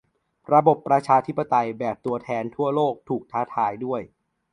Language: Thai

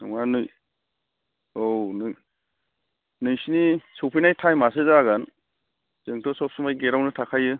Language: Bodo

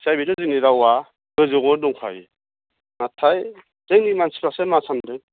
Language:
Bodo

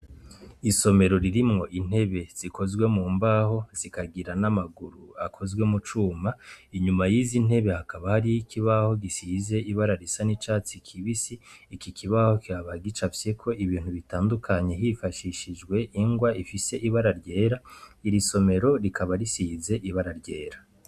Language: Rundi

